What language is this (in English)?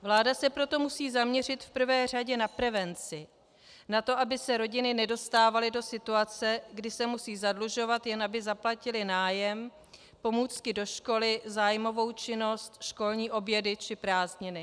Czech